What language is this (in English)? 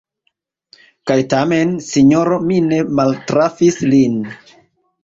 Esperanto